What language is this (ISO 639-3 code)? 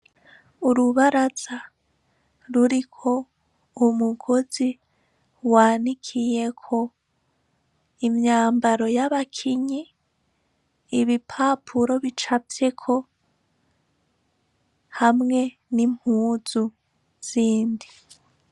run